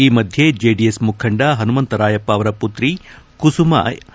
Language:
Kannada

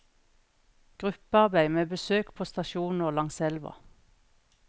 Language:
Norwegian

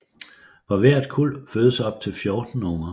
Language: Danish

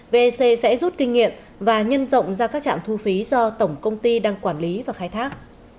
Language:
Vietnamese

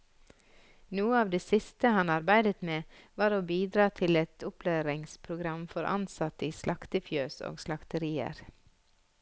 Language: Norwegian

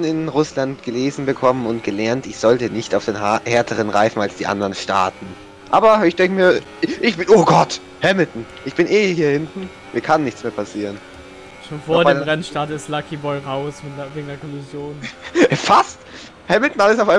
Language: German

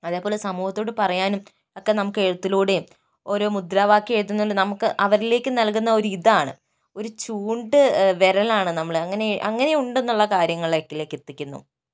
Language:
Malayalam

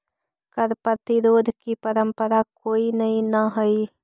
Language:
Magahi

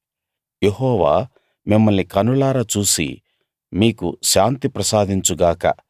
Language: Telugu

